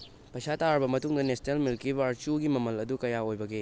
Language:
Manipuri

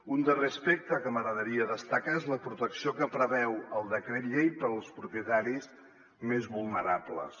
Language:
Catalan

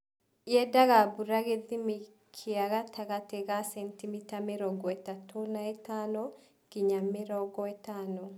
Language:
Kikuyu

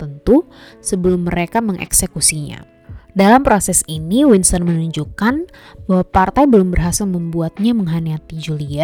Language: Indonesian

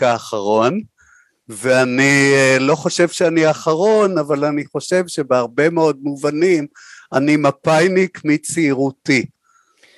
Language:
Hebrew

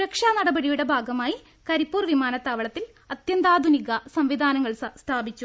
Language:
Malayalam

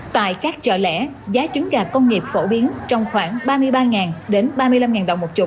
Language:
Vietnamese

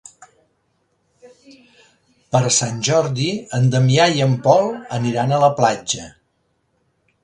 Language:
Catalan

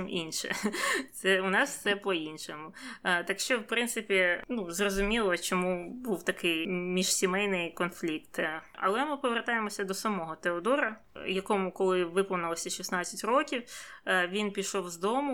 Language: Ukrainian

